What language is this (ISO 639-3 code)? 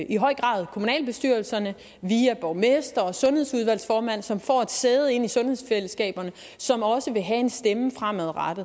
dan